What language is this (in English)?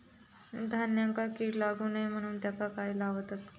Marathi